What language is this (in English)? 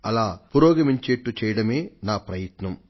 Telugu